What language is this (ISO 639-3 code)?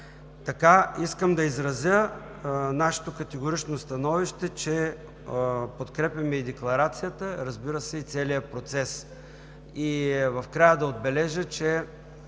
bul